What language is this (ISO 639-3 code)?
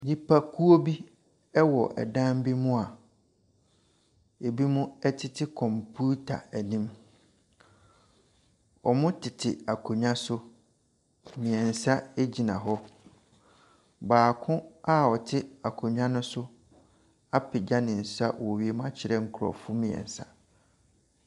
aka